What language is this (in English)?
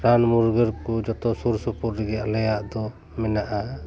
Santali